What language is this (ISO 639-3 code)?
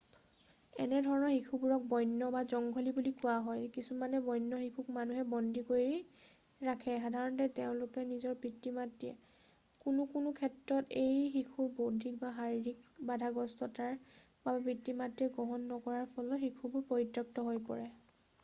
asm